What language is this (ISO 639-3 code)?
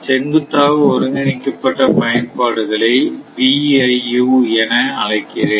tam